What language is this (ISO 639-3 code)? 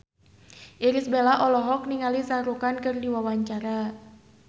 sun